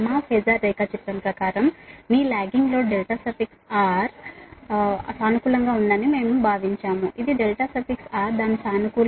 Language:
Telugu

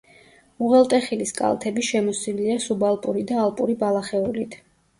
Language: Georgian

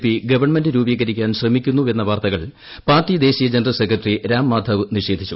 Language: Malayalam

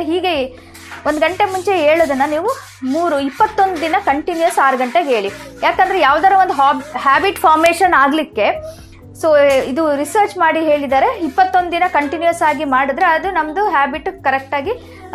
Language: Kannada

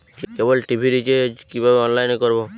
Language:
Bangla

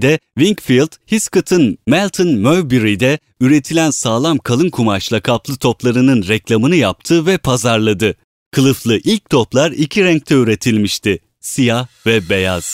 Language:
Turkish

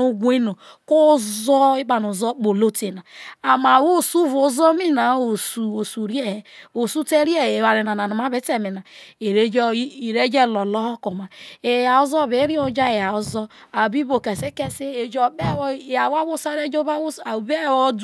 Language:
Isoko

